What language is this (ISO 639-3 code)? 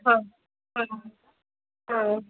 mai